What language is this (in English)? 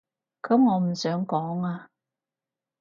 Cantonese